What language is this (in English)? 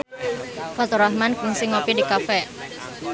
Sundanese